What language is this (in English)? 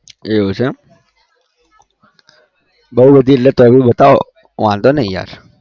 Gujarati